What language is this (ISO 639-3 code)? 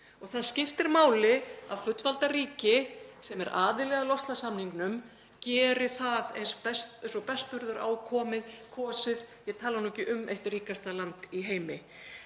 isl